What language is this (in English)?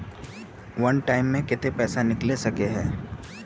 Magahi